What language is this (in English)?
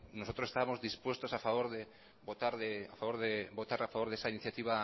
Spanish